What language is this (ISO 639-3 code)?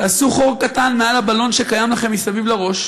heb